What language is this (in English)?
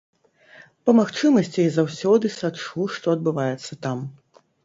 Belarusian